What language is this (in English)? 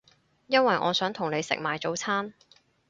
Cantonese